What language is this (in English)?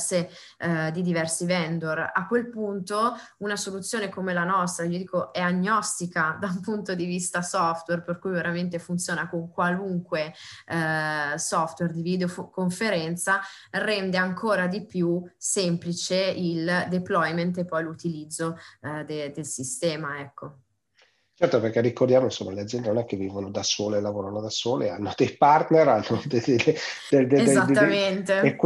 Italian